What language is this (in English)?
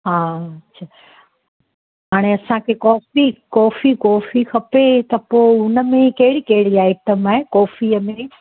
Sindhi